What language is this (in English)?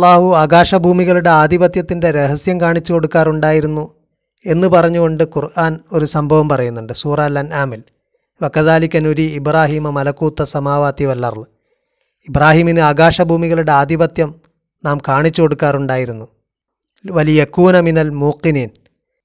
Malayalam